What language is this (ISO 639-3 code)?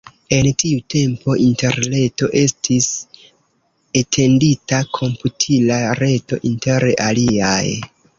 epo